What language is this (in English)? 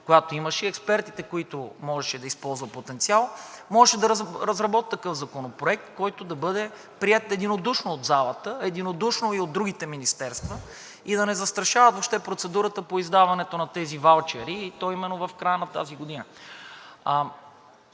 Bulgarian